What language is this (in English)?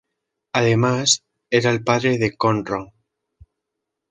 Spanish